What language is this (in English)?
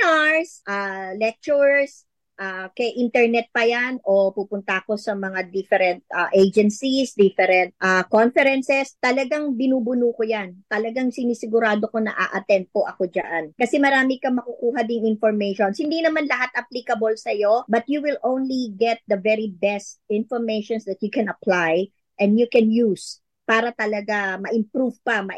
Filipino